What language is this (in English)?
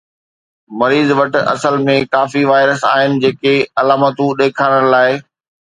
Sindhi